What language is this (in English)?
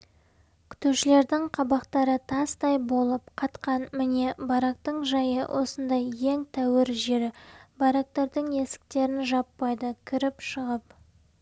Kazakh